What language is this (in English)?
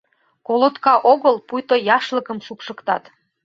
Mari